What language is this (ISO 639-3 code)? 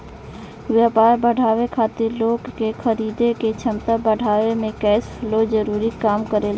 bho